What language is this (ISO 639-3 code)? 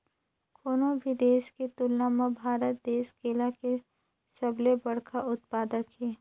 hne